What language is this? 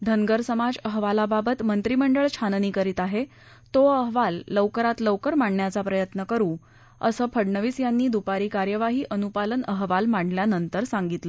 Marathi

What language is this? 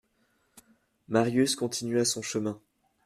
French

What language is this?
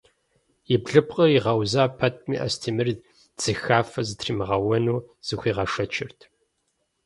Kabardian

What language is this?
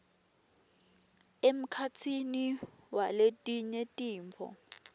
Swati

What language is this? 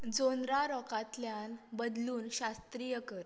Konkani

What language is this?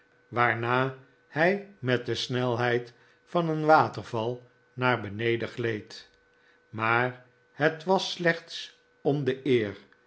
Dutch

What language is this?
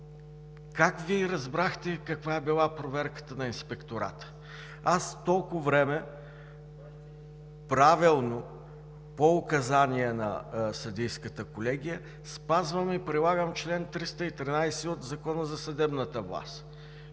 Bulgarian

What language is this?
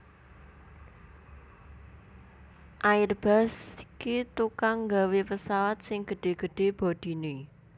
Javanese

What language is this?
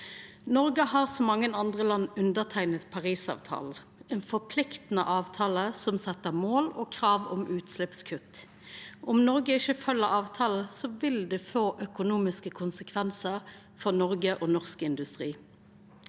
Norwegian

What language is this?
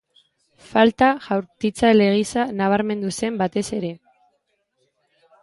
Basque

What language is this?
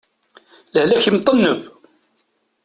Kabyle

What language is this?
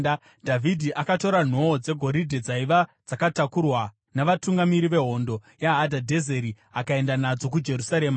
Shona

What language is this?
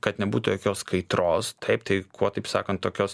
Lithuanian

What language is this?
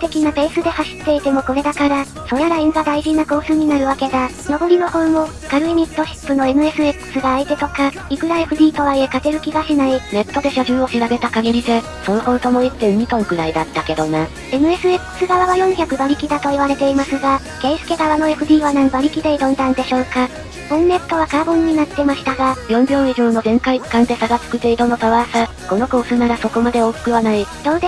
Japanese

